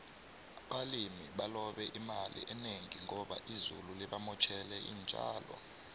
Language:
South Ndebele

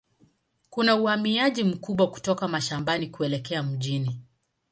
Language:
Swahili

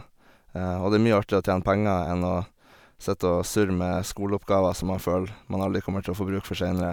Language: Norwegian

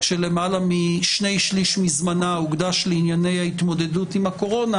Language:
Hebrew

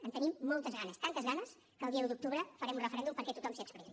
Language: Catalan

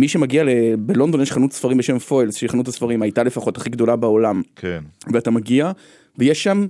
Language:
Hebrew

